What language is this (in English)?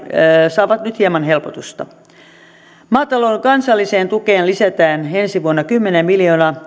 Finnish